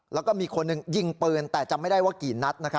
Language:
Thai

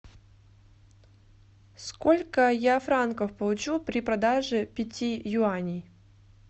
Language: Russian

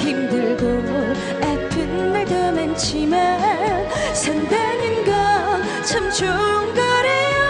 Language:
Korean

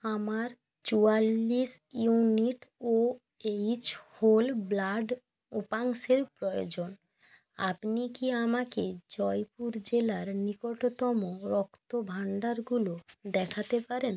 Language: Bangla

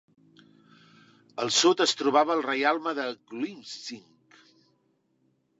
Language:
Catalan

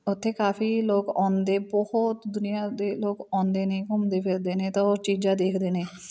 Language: Punjabi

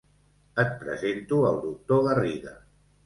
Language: Catalan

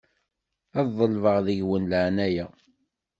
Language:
Kabyle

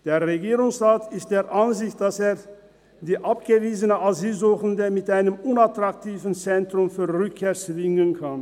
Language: Swiss German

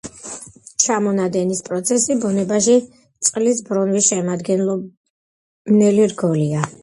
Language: Georgian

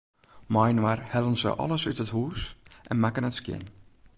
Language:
Western Frisian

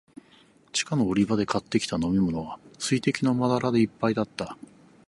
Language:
Japanese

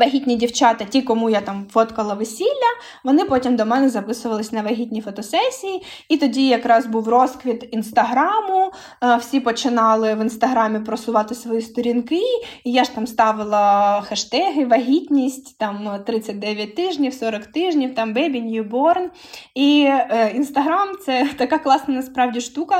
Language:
Ukrainian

